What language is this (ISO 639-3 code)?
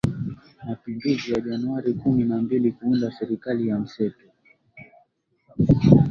swa